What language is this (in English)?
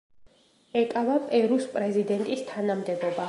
Georgian